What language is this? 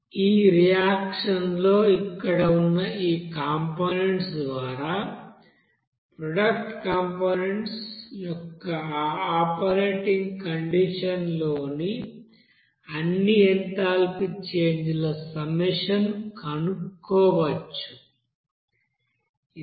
Telugu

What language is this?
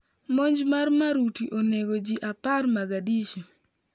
Luo (Kenya and Tanzania)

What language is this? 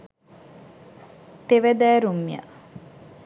Sinhala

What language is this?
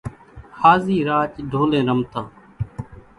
Kachi Koli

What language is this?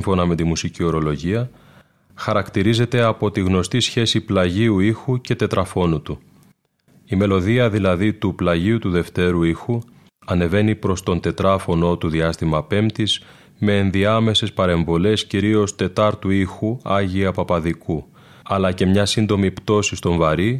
Greek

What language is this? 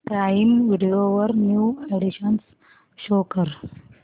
Marathi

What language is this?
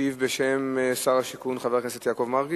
Hebrew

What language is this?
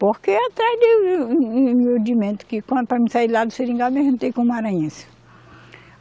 Portuguese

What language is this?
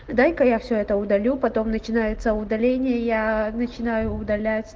Russian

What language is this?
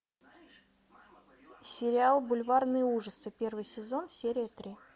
Russian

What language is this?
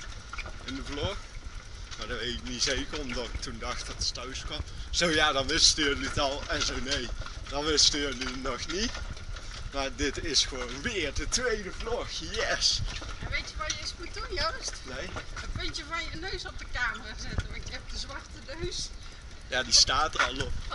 Dutch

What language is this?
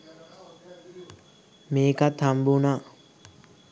Sinhala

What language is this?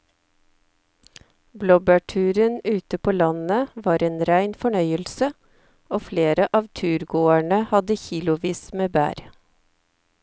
Norwegian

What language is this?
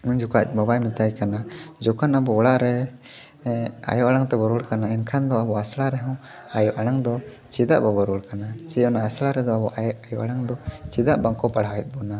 Santali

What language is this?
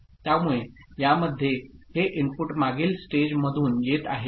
Marathi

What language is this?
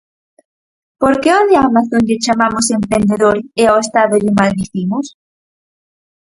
Galician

